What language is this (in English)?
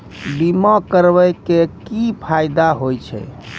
Maithili